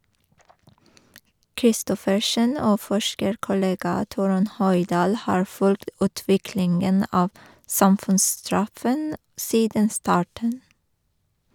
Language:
Norwegian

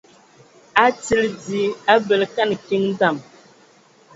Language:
Ewondo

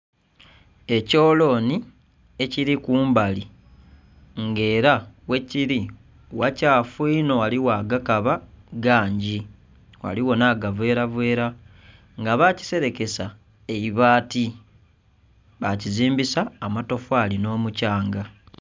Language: Soga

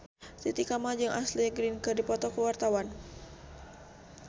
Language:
Sundanese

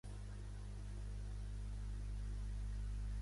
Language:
Catalan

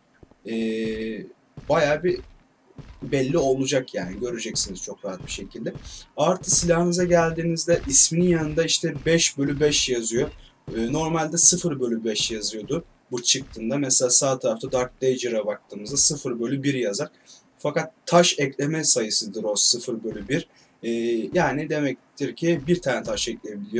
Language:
Turkish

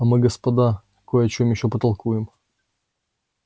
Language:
Russian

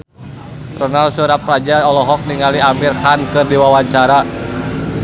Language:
Sundanese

